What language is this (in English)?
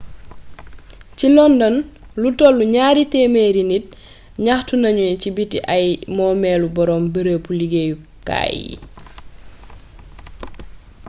Wolof